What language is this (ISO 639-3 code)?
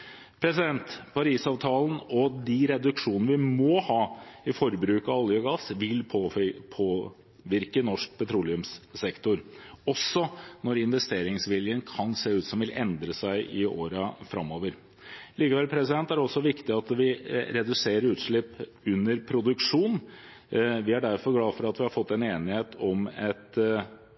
nob